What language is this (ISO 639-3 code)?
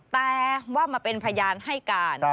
tha